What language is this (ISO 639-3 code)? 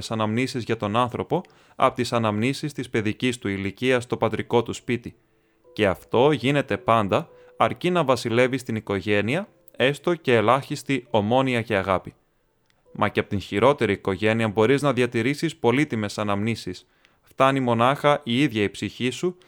ell